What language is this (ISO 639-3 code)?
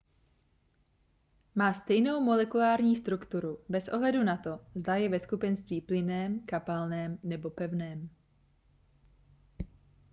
ces